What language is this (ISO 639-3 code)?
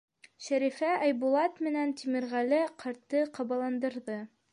bak